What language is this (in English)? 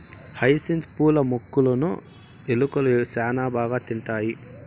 Telugu